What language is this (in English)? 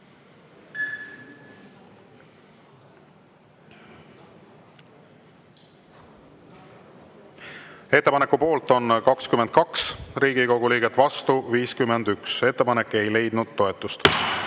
Estonian